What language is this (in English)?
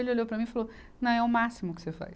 Portuguese